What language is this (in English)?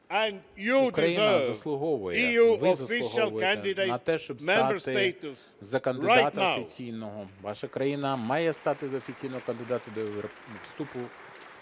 Ukrainian